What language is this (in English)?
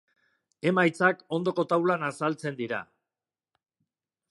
Basque